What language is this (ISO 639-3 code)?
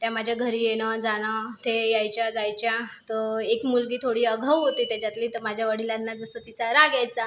mar